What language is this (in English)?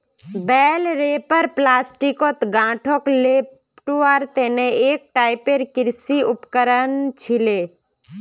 Magahi